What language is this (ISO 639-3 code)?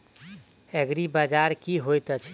mai